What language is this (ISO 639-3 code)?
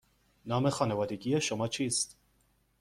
fas